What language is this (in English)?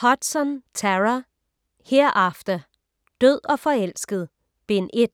Danish